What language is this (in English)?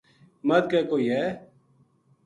Gujari